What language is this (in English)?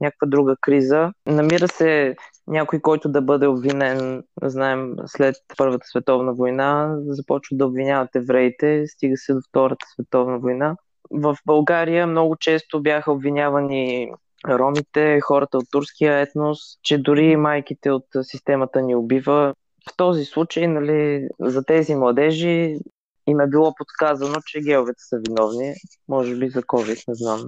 Bulgarian